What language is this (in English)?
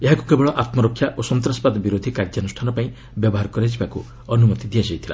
Odia